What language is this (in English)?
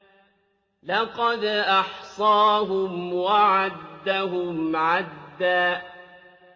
Arabic